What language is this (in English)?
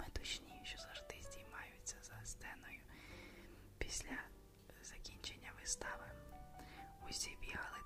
Ukrainian